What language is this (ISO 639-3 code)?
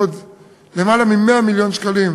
heb